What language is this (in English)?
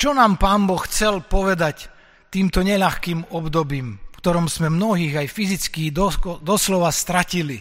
Slovak